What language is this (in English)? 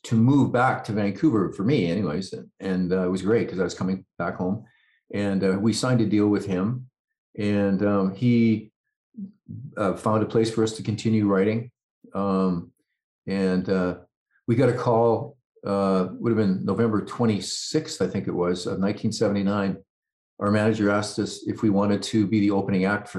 English